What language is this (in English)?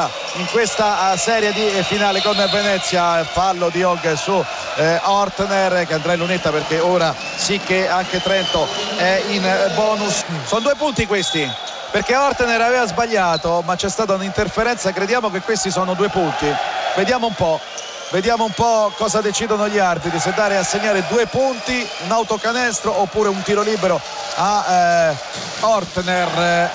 Italian